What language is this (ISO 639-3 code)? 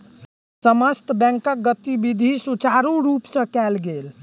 mai